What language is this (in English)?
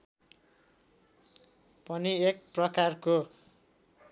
Nepali